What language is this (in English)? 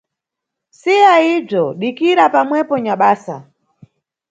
Nyungwe